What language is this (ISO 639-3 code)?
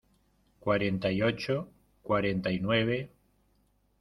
spa